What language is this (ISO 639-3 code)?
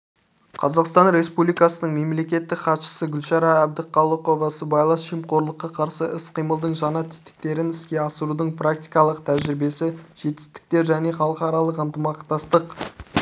kaz